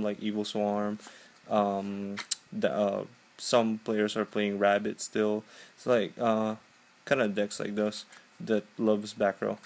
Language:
English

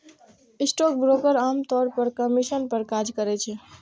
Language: Maithili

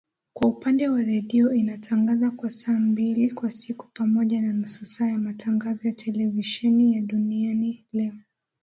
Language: Swahili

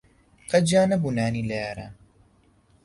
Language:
Central Kurdish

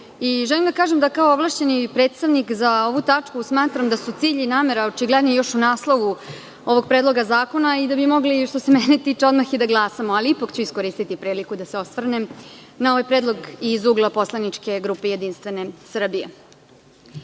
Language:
Serbian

